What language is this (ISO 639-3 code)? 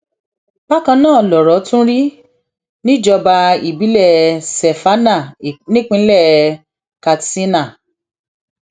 yor